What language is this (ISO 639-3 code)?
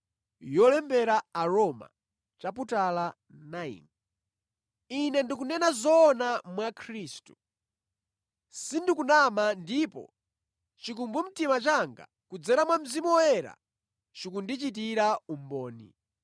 nya